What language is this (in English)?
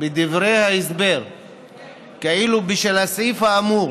Hebrew